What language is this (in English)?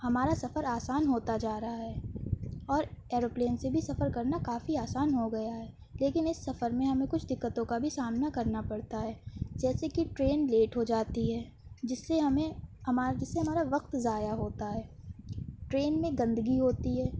Urdu